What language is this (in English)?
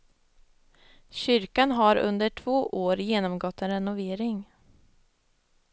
Swedish